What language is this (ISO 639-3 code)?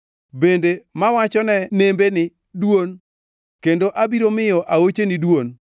luo